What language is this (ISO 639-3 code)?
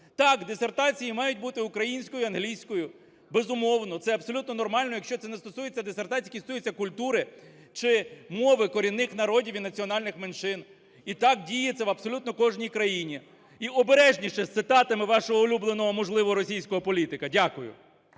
ukr